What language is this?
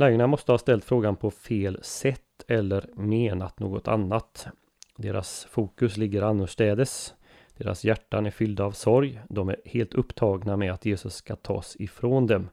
Swedish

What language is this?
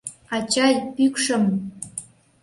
Mari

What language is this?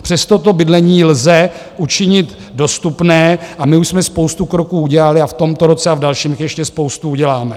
Czech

